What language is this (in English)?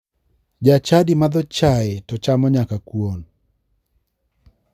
Luo (Kenya and Tanzania)